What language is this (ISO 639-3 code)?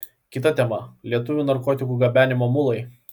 lit